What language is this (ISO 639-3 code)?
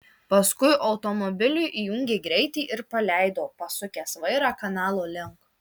lit